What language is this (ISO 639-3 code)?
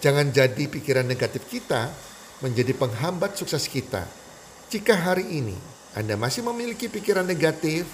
ind